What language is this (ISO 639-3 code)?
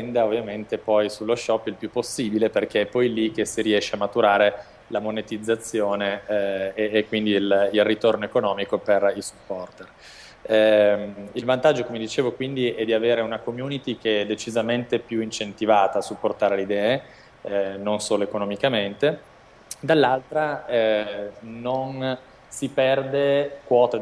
ita